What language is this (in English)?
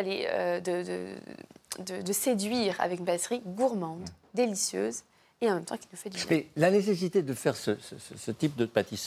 French